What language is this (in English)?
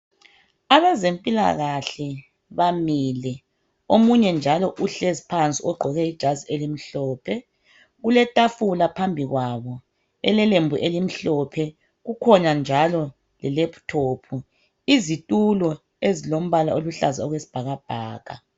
North Ndebele